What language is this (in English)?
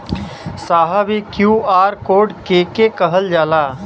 Bhojpuri